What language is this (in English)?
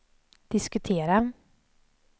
Swedish